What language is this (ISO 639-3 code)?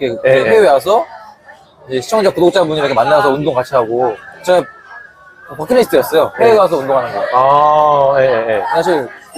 kor